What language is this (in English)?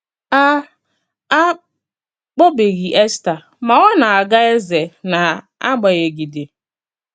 Igbo